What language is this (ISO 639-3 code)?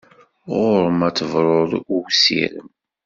kab